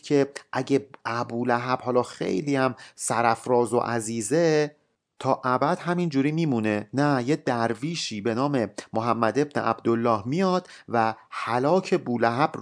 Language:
Persian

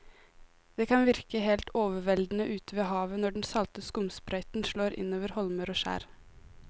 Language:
Norwegian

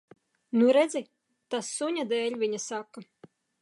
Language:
Latvian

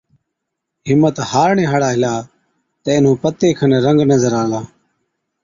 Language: Od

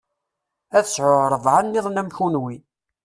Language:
Kabyle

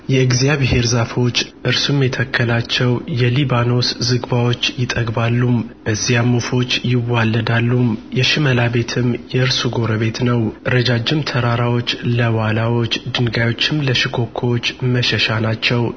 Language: Amharic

